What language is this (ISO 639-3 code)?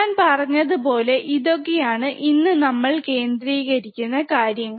mal